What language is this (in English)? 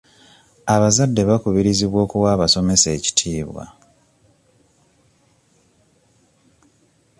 Ganda